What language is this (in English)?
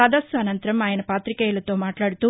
Telugu